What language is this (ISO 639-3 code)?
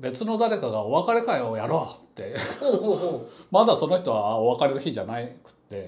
jpn